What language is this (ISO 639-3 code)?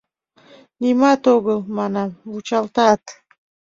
chm